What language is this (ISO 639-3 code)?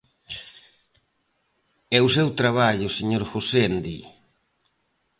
glg